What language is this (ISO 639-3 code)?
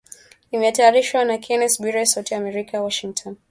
swa